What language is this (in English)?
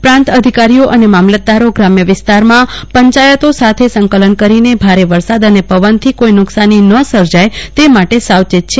Gujarati